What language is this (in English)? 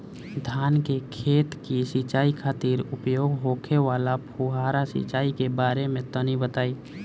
Bhojpuri